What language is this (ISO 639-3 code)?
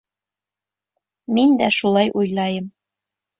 bak